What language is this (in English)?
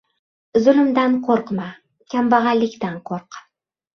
Uzbek